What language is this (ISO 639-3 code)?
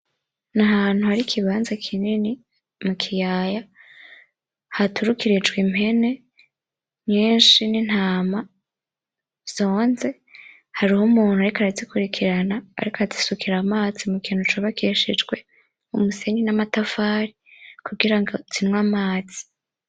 run